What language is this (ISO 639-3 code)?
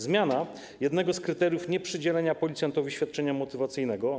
pol